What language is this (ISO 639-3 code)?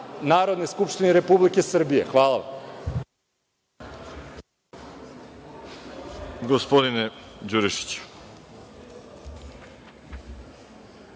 srp